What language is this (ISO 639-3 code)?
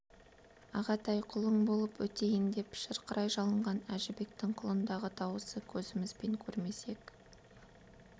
kaz